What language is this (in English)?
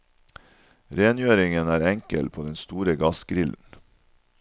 Norwegian